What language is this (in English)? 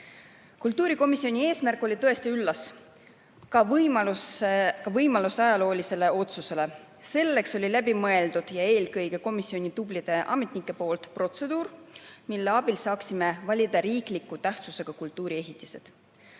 Estonian